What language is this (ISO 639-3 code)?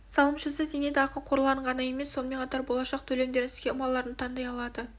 kaz